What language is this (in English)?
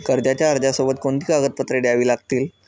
Marathi